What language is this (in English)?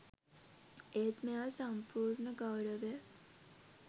Sinhala